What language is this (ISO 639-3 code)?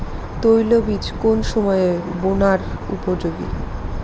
ben